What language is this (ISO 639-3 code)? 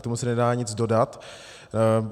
ces